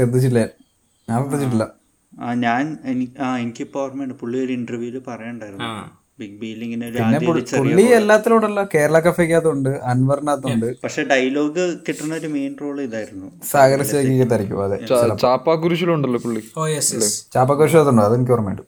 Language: Malayalam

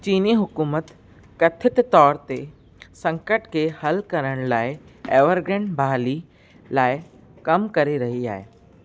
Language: Sindhi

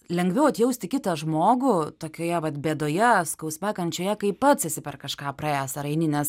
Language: Lithuanian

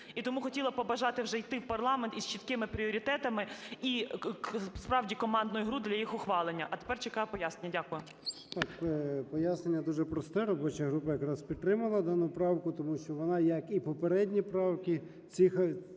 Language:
Ukrainian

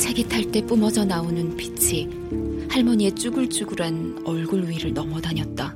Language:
Korean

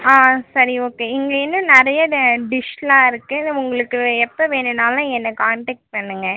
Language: Tamil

